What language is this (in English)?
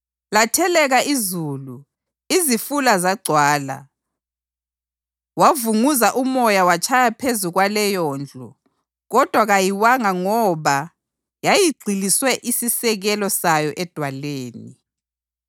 North Ndebele